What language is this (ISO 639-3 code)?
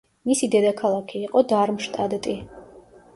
kat